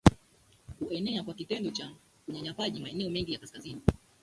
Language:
Swahili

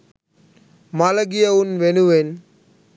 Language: Sinhala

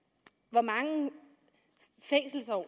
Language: Danish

